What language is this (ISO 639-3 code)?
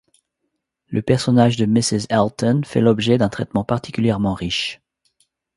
fra